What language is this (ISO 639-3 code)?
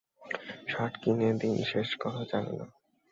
ben